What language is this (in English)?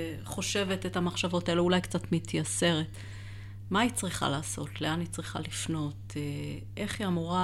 Hebrew